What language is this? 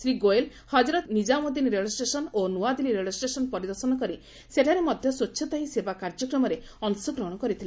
Odia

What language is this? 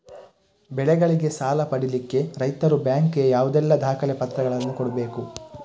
Kannada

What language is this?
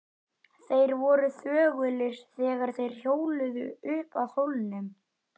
Icelandic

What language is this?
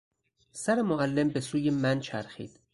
Persian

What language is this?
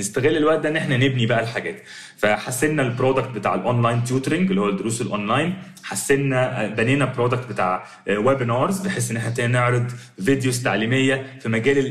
Arabic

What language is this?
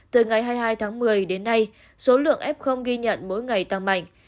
Vietnamese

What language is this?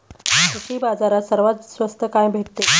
Marathi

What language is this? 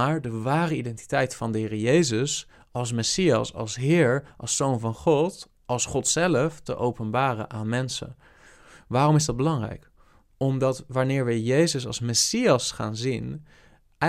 Dutch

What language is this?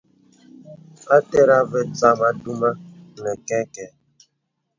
Bebele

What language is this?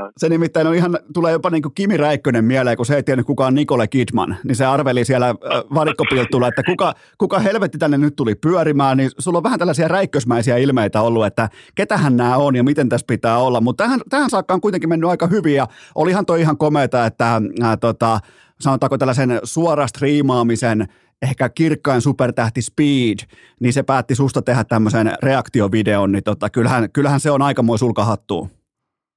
Finnish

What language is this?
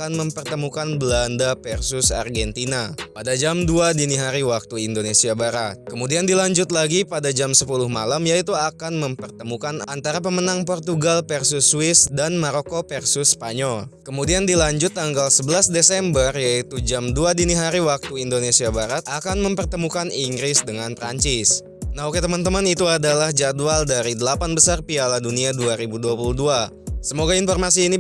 Indonesian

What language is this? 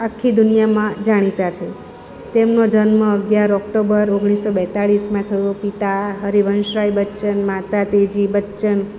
Gujarati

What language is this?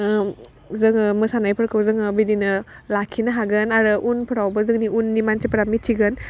Bodo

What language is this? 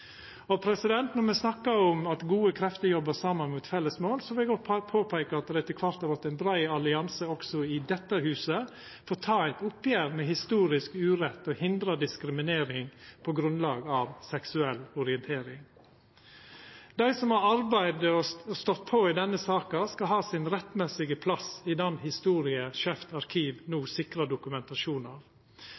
Norwegian Nynorsk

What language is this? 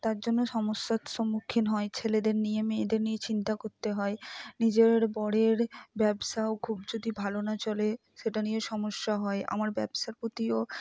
Bangla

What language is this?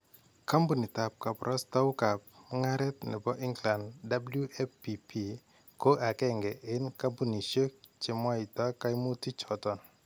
Kalenjin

